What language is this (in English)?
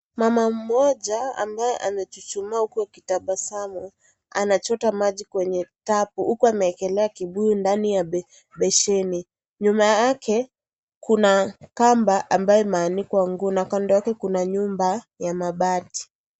Swahili